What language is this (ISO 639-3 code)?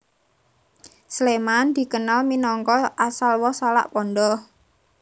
jav